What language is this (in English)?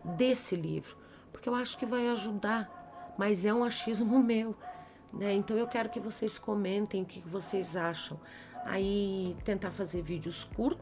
Portuguese